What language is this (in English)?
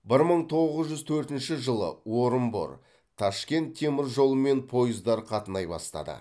Kazakh